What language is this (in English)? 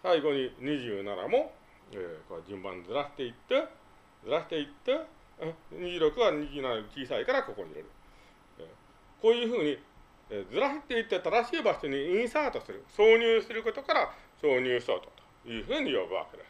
Japanese